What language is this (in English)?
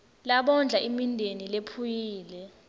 Swati